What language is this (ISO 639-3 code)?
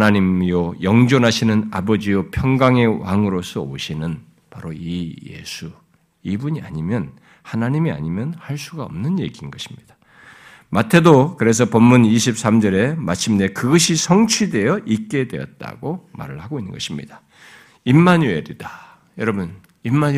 kor